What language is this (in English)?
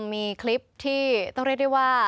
Thai